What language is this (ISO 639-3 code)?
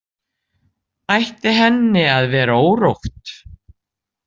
isl